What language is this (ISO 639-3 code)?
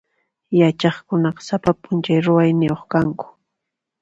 qxp